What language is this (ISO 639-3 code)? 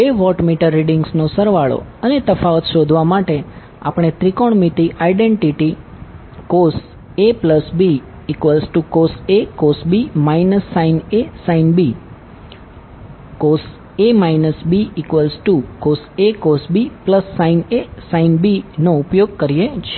guj